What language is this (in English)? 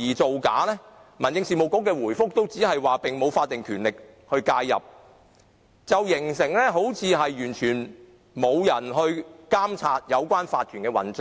Cantonese